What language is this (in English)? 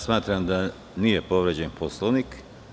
Serbian